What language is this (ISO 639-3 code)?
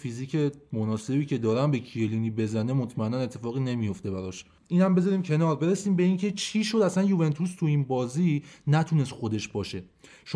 fas